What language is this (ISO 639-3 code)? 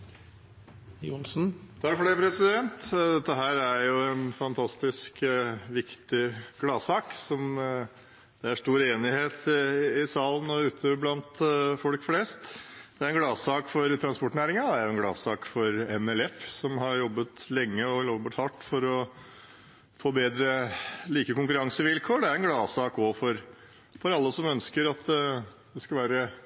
nob